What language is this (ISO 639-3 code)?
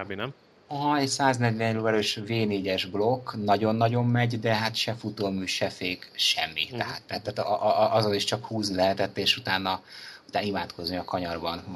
hun